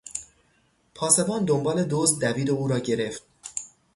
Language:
Persian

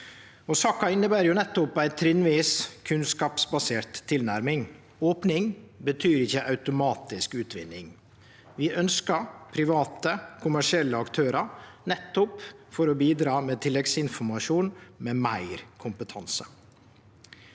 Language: Norwegian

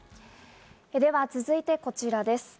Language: Japanese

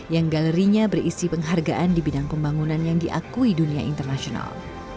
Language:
Indonesian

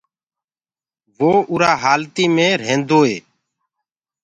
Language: Gurgula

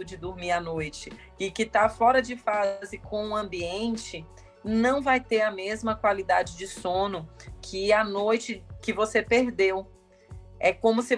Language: Portuguese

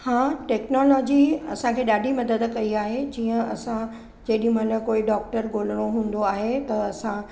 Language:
Sindhi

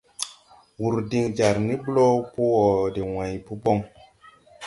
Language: Tupuri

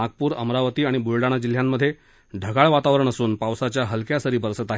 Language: Marathi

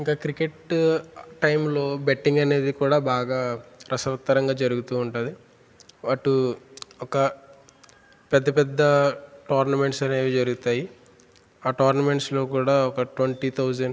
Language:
Telugu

